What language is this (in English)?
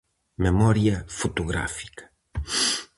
Galician